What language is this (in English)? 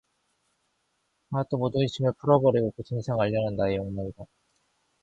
Korean